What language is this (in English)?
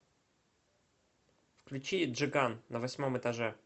Russian